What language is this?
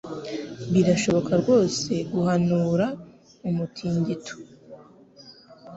Kinyarwanda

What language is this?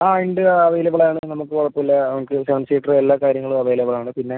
Malayalam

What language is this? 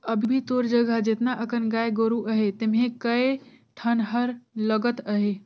Chhattisgarhi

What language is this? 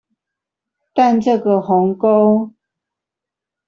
Chinese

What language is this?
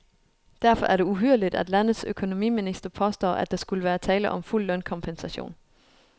Danish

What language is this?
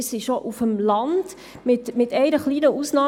Swiss German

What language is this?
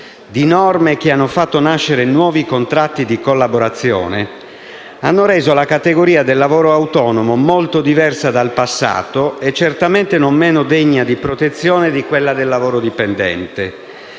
Italian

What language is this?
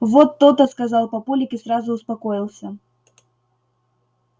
Russian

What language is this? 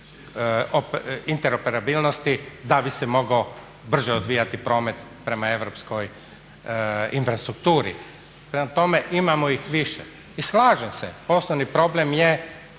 Croatian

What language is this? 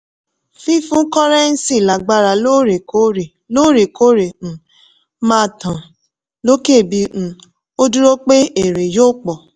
Yoruba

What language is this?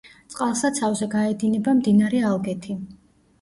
Georgian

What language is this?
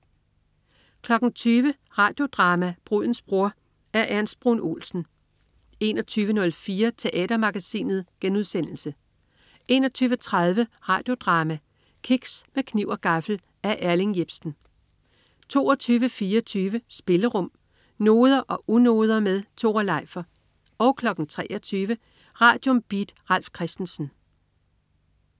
Danish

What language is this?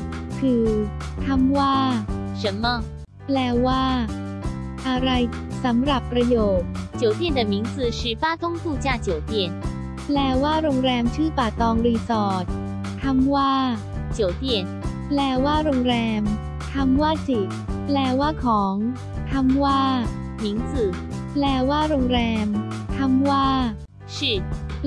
Thai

